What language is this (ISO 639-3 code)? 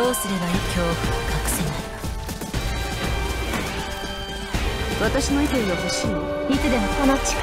jpn